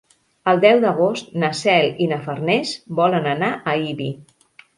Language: Catalan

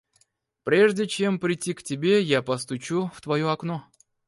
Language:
Russian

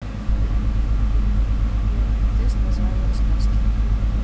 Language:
Russian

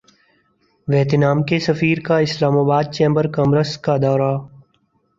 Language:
Urdu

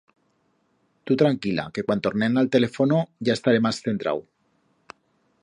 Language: Aragonese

